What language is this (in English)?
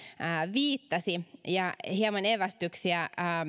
Finnish